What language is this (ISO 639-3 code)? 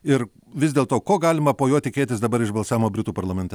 lit